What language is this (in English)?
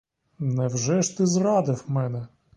Ukrainian